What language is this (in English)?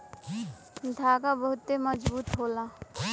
Bhojpuri